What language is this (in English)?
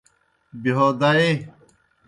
Kohistani Shina